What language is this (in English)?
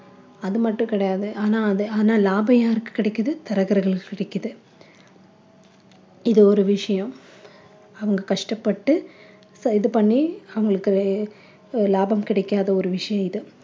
Tamil